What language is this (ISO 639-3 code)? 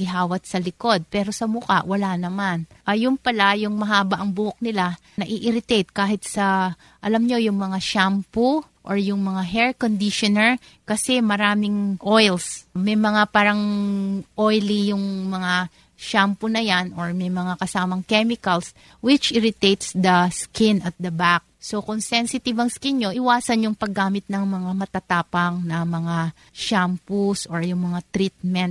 fil